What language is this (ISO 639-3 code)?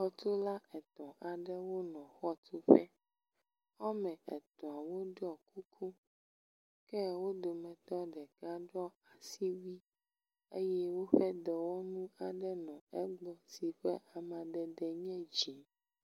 ewe